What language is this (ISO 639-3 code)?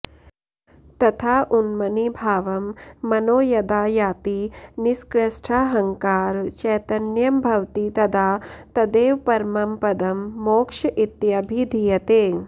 san